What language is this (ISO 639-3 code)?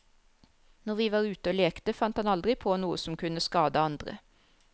nor